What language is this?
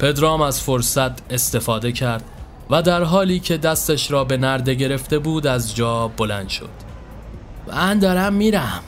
Persian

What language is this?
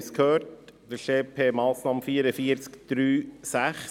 Swiss German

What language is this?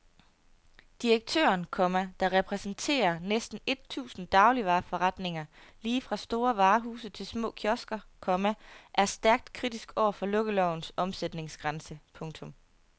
Danish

